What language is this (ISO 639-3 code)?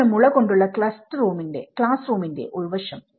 mal